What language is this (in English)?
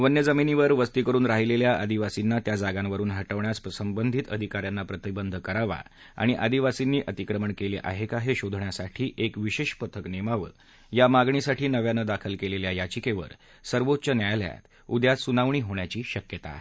Marathi